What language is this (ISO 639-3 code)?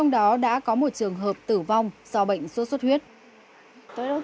vie